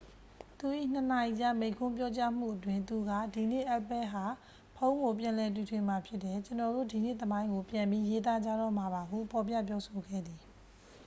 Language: Burmese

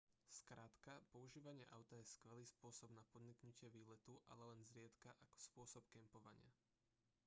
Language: Slovak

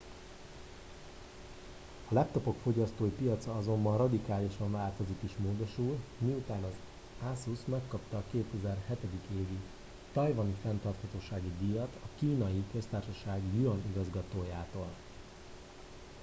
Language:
Hungarian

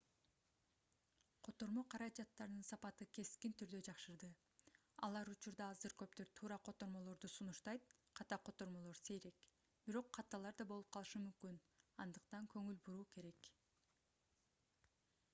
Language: Kyrgyz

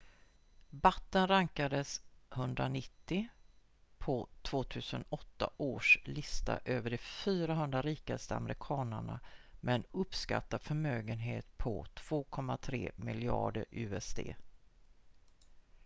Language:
Swedish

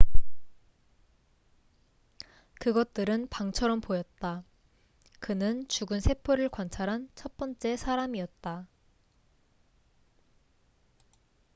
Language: Korean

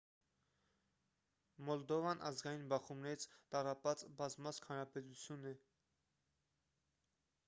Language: Armenian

